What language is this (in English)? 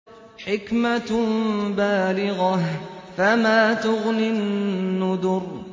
Arabic